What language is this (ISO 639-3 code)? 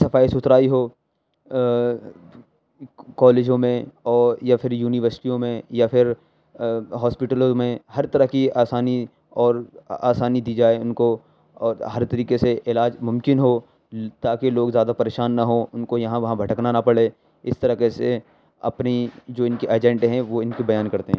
urd